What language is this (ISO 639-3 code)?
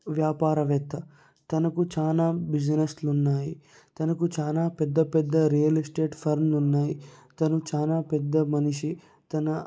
tel